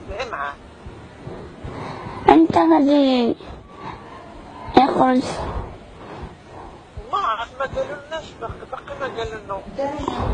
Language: Arabic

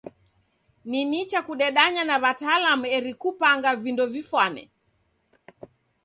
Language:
Taita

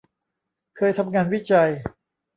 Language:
Thai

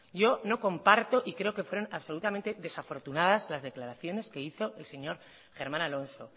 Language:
Spanish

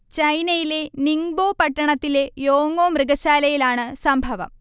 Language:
Malayalam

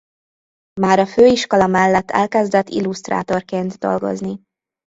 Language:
Hungarian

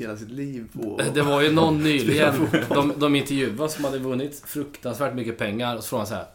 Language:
Swedish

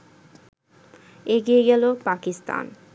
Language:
Bangla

